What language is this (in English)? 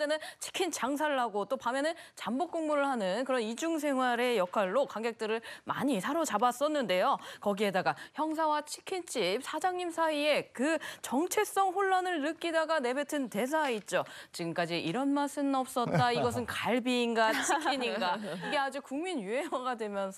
Korean